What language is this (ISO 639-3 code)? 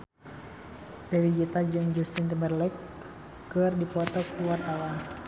sun